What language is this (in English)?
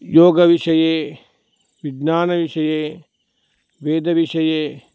Sanskrit